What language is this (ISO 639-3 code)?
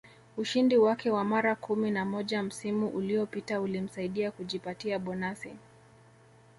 swa